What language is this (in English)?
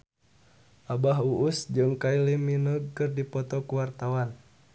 Sundanese